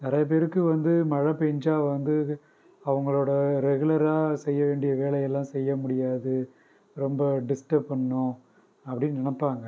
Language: Tamil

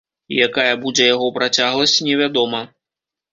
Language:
Belarusian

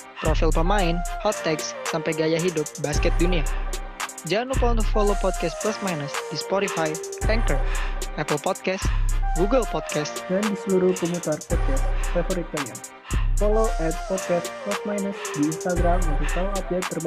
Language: Indonesian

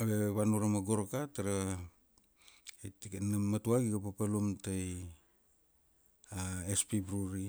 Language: Kuanua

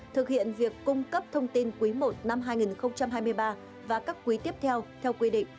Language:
Vietnamese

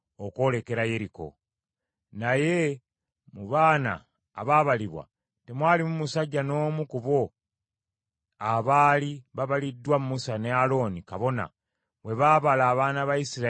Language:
Ganda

